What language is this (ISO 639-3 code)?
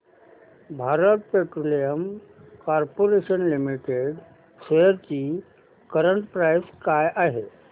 mar